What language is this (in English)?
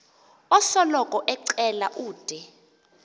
Xhosa